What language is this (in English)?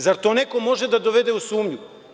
Serbian